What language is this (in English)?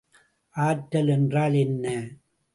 Tamil